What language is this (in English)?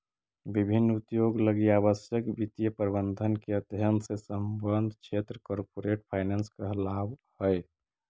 Magahi